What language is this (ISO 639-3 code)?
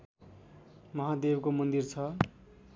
nep